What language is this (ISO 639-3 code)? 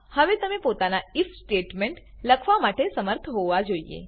guj